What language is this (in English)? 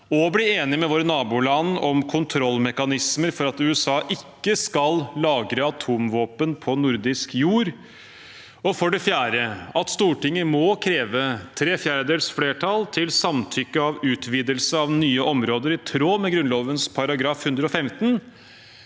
Norwegian